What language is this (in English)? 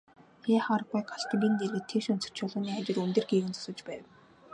Mongolian